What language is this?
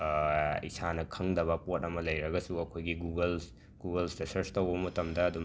Manipuri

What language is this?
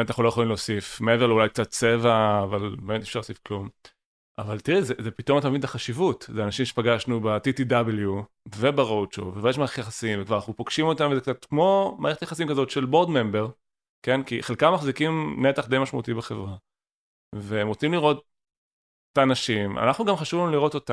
Hebrew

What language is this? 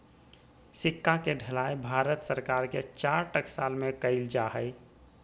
Magahi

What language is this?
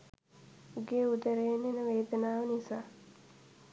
Sinhala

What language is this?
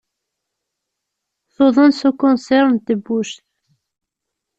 Kabyle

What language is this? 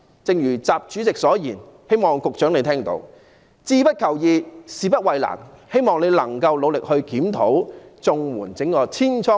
Cantonese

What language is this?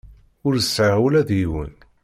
Kabyle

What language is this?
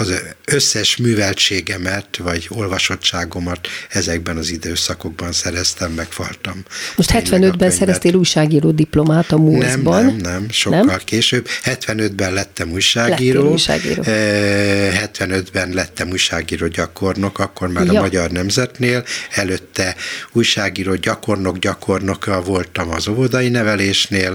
Hungarian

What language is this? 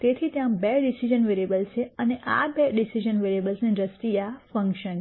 Gujarati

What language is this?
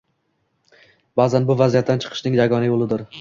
Uzbek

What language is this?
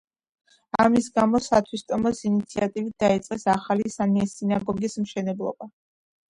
Georgian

